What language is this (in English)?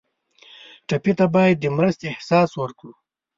Pashto